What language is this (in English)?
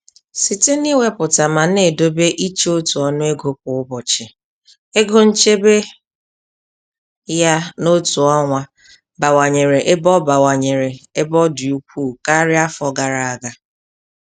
Igbo